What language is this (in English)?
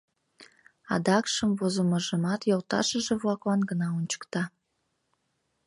Mari